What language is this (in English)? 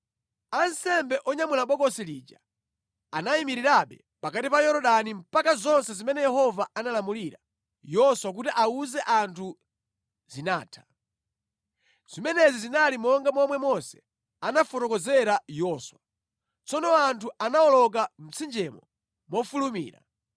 Nyanja